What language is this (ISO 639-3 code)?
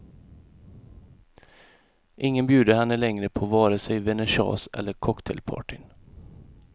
swe